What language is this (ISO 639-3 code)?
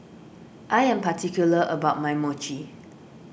eng